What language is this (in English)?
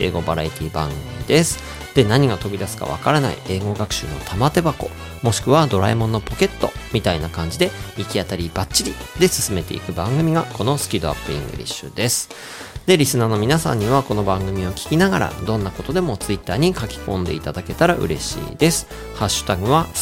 Japanese